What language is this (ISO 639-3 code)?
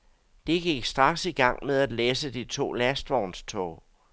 dan